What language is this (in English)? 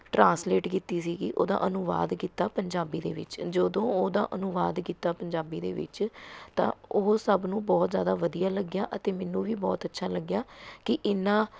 Punjabi